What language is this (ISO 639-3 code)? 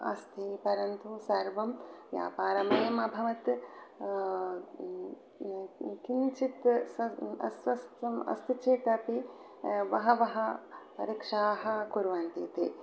san